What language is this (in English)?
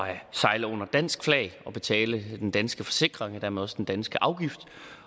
Danish